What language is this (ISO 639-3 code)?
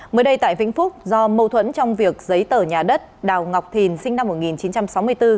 vie